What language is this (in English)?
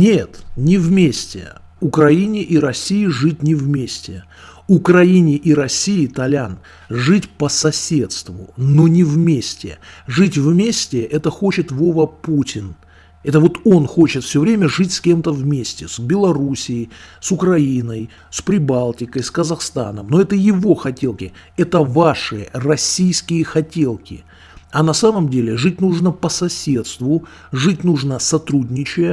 Russian